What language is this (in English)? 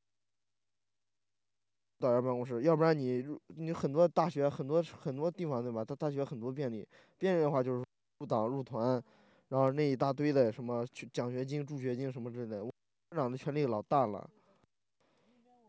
Chinese